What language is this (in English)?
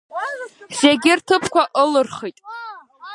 Abkhazian